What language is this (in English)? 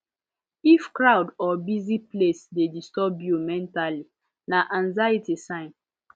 Nigerian Pidgin